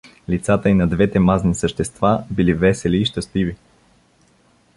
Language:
Bulgarian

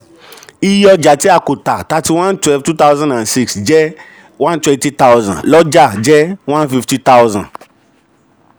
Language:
Yoruba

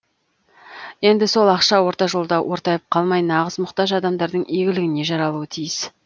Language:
Kazakh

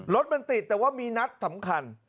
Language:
Thai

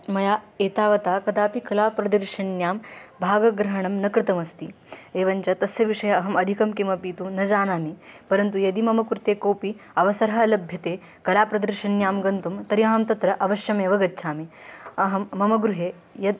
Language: Sanskrit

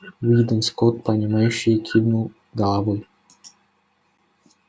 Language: Russian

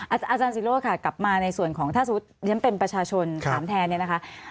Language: Thai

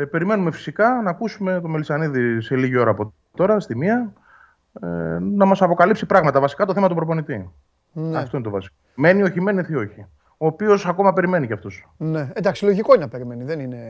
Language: Greek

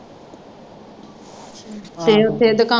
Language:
Punjabi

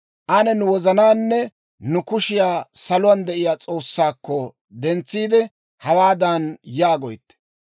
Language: Dawro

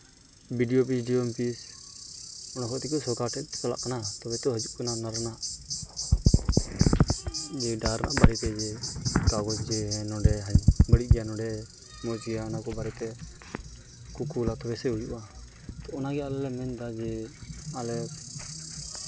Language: Santali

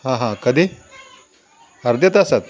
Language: Marathi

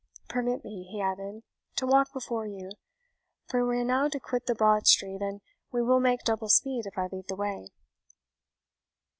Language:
English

